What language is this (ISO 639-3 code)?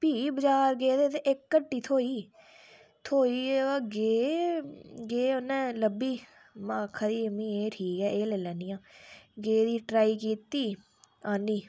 doi